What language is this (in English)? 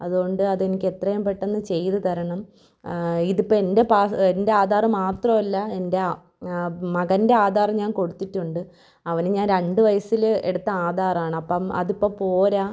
Malayalam